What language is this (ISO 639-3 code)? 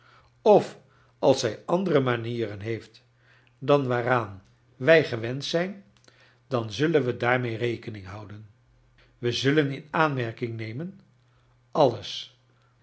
nld